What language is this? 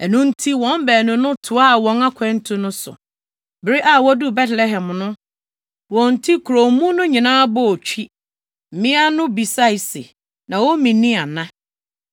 Akan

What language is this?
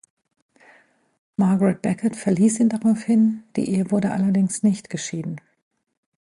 German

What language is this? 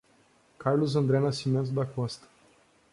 Portuguese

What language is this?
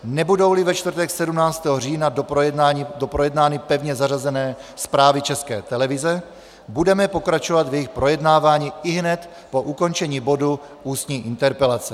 Czech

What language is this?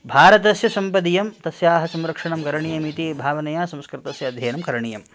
Sanskrit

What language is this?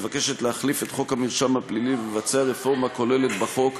Hebrew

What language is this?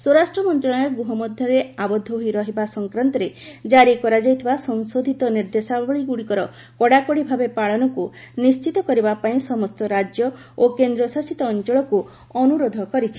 Odia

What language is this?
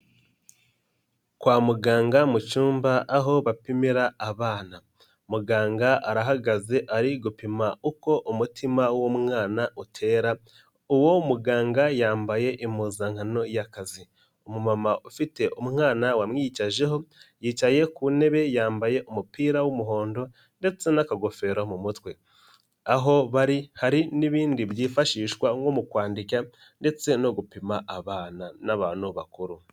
Kinyarwanda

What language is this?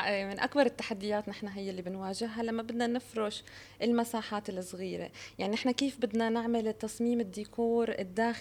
Arabic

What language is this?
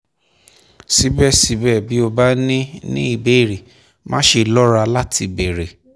Yoruba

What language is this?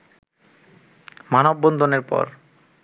Bangla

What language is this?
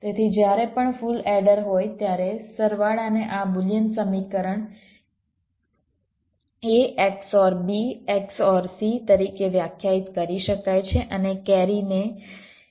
Gujarati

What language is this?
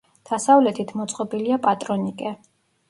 Georgian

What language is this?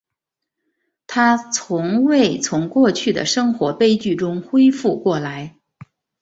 Chinese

